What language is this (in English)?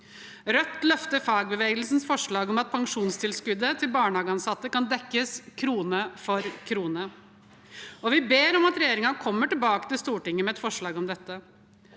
Norwegian